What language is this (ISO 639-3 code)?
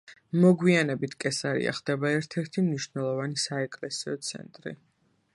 kat